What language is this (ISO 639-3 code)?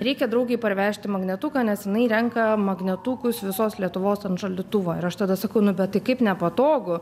lit